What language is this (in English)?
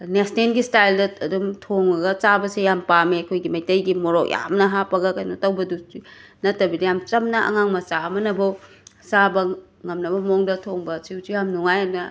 Manipuri